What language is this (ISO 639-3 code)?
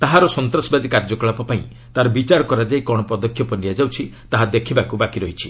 ori